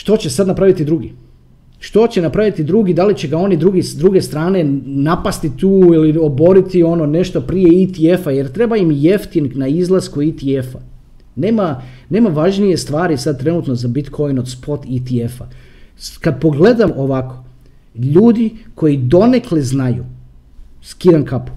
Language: Croatian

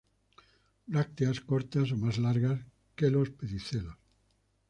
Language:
Spanish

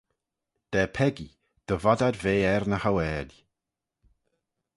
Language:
Manx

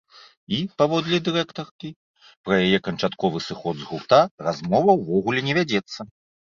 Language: Belarusian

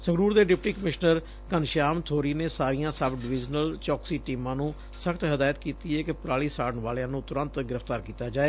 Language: Punjabi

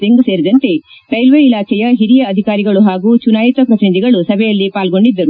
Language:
Kannada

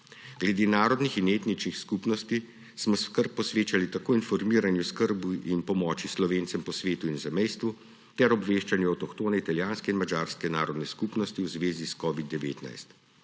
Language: Slovenian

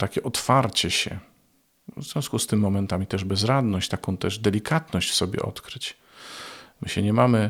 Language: Polish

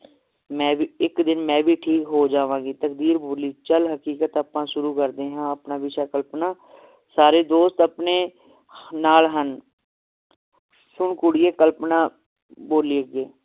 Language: Punjabi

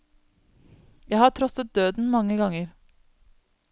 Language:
Norwegian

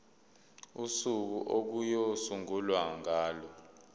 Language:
Zulu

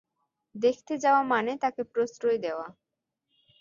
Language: Bangla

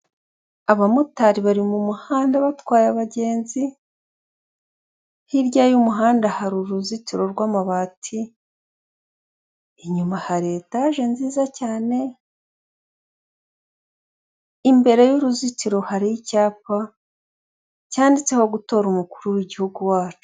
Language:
Kinyarwanda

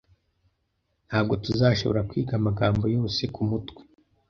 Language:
Kinyarwanda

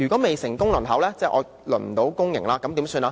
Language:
Cantonese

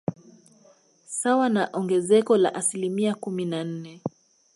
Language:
Swahili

